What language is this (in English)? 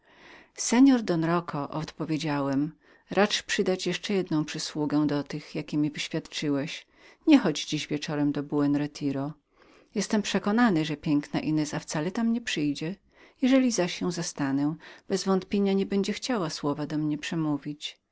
Polish